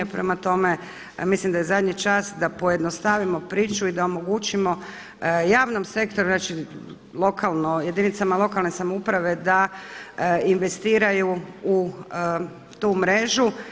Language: Croatian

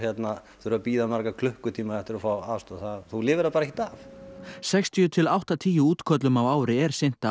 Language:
Icelandic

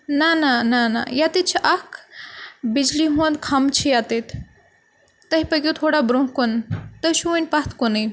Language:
Kashmiri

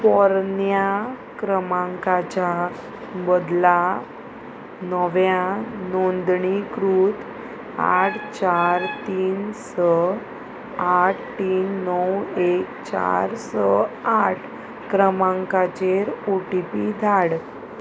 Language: Konkani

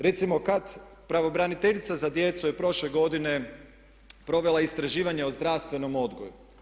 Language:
Croatian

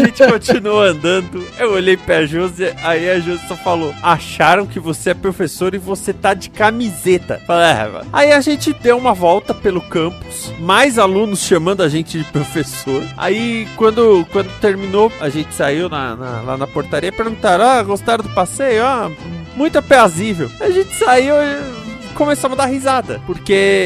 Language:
Portuguese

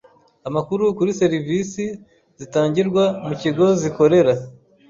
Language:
Kinyarwanda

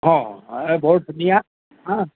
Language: Assamese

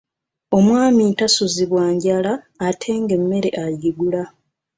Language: Ganda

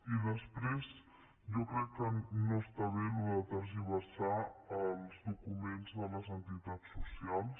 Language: Catalan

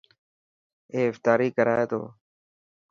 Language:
Dhatki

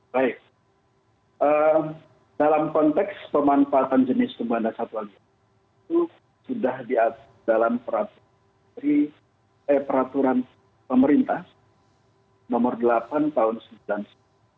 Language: Indonesian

